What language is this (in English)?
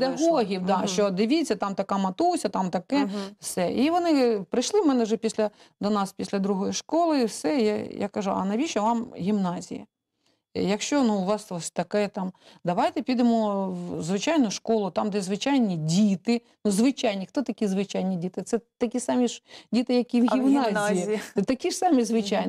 Ukrainian